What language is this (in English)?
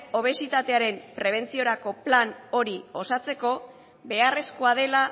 Basque